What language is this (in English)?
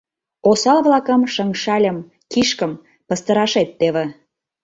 Mari